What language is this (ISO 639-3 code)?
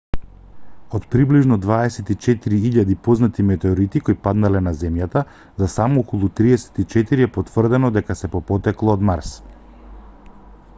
mkd